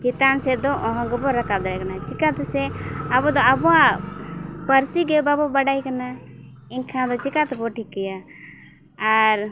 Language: Santali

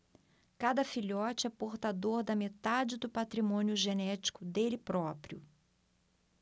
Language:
Portuguese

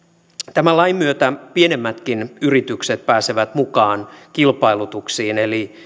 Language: Finnish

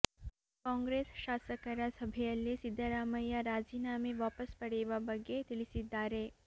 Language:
Kannada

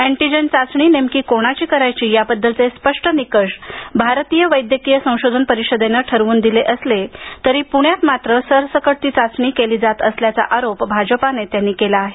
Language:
Marathi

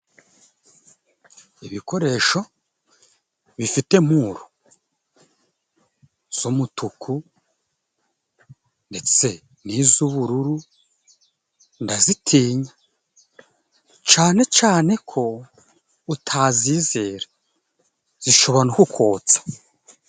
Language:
Kinyarwanda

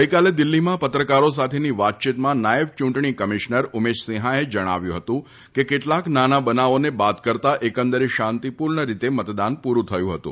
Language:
Gujarati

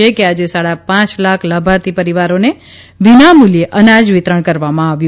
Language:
Gujarati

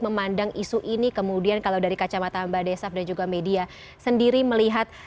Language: Indonesian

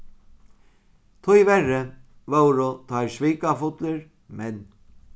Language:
Faroese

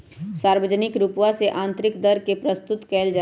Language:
Magahi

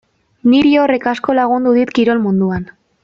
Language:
Basque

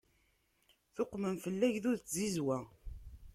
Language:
Kabyle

